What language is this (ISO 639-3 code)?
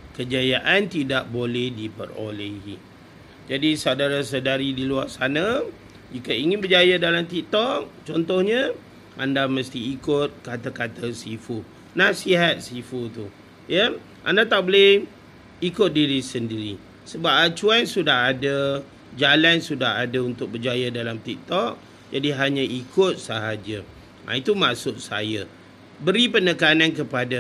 msa